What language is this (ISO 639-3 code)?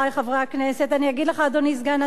heb